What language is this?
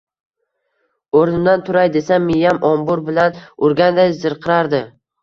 Uzbek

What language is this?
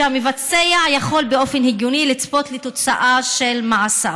Hebrew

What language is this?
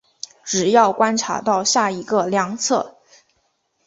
Chinese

